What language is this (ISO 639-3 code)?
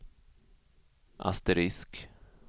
swe